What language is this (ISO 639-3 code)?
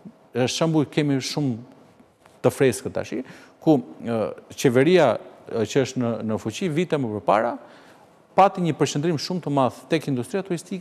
ron